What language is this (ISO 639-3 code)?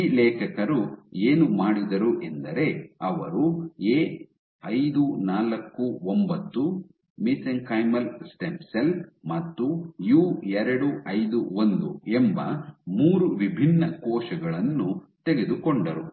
kan